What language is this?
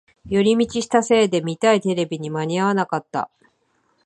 Japanese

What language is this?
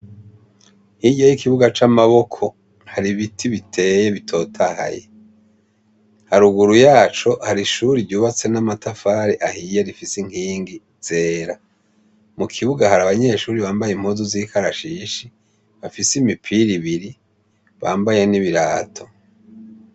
Rundi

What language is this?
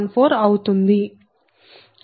Telugu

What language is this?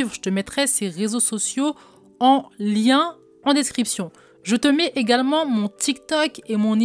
French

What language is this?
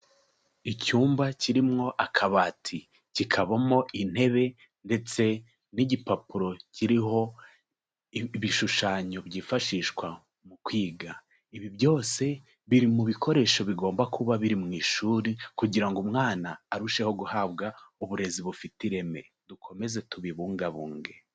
Kinyarwanda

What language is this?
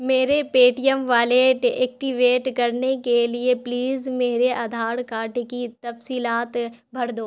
Urdu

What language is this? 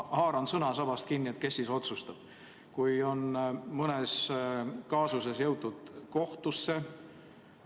Estonian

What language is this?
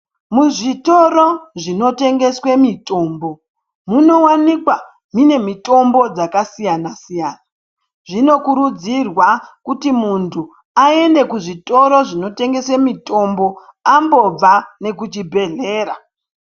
Ndau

